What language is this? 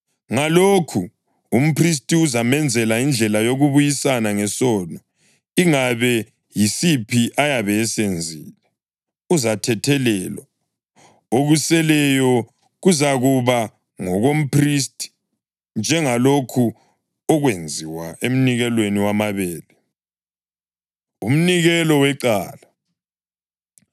North Ndebele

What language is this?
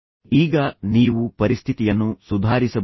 Kannada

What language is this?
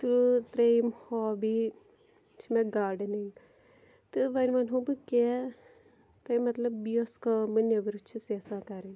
Kashmiri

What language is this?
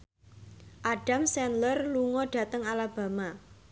Javanese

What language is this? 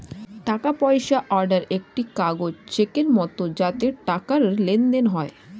Bangla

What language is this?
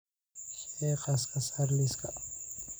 Somali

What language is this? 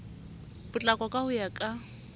Southern Sotho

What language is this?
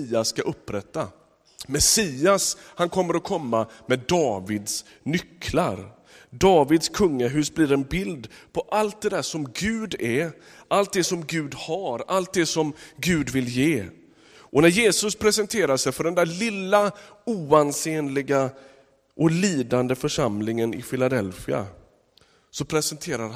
Swedish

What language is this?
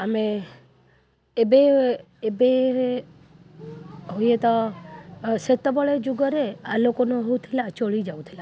Odia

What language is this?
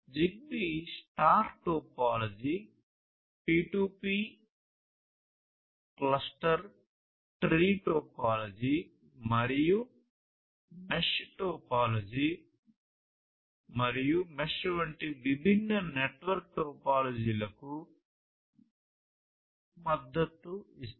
Telugu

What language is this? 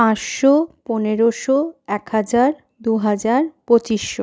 Bangla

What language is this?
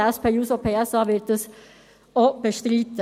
Swiss German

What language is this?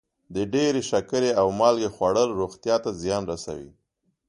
Pashto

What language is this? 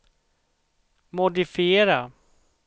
Swedish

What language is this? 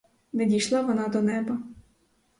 Ukrainian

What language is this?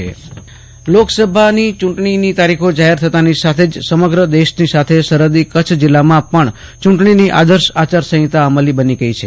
Gujarati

